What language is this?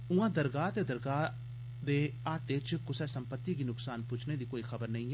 Dogri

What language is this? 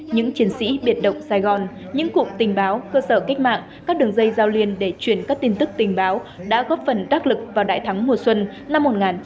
Vietnamese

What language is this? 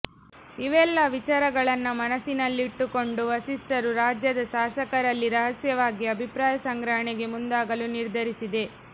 Kannada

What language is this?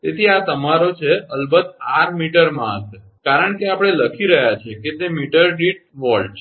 Gujarati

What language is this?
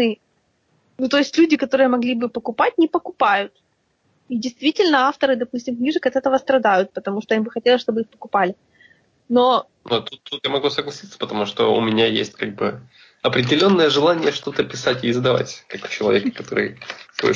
Russian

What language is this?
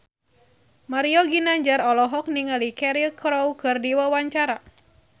Sundanese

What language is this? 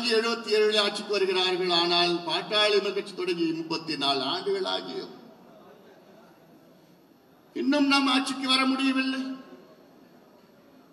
Tamil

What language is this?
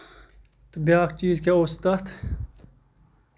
Kashmiri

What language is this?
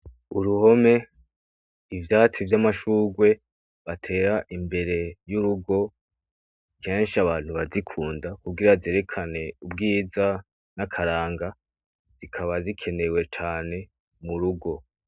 Rundi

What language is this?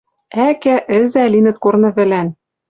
Western Mari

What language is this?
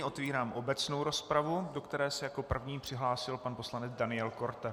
Czech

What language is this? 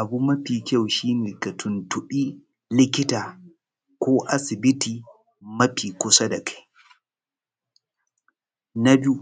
Hausa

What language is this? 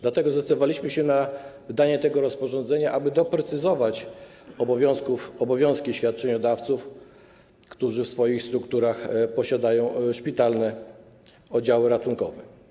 Polish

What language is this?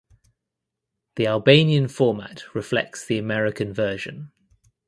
English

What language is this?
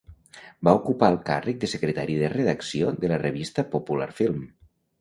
Catalan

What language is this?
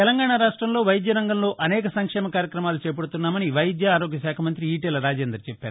Telugu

